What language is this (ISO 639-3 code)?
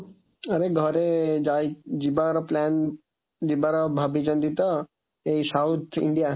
ori